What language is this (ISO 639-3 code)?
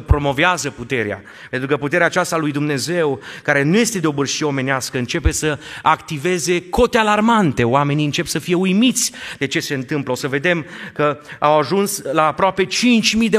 ron